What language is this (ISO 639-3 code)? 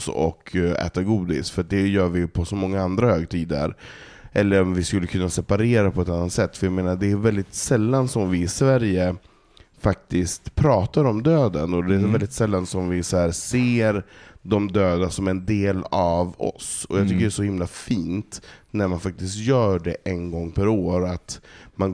swe